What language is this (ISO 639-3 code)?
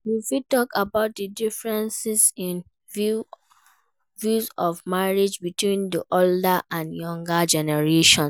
pcm